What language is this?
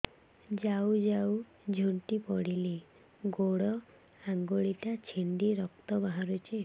Odia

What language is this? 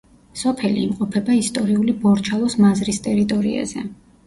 Georgian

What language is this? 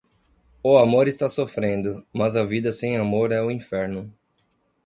Portuguese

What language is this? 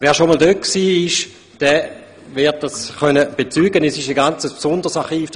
Swiss German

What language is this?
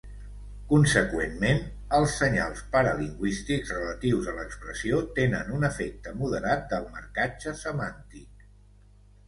Catalan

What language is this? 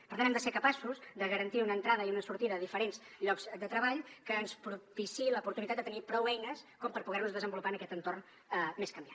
Catalan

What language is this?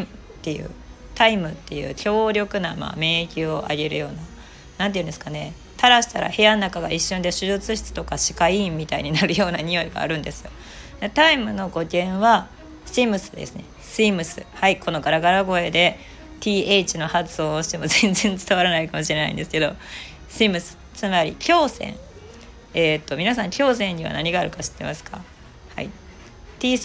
Japanese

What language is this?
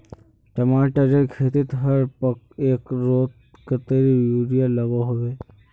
Magahi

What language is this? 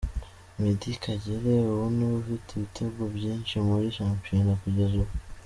Kinyarwanda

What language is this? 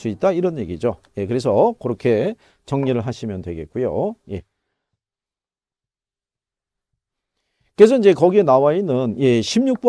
Korean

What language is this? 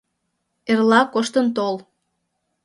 Mari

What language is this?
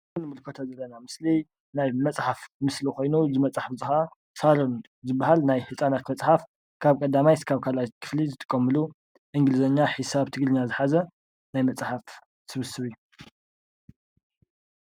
Tigrinya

